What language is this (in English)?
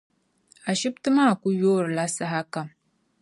Dagbani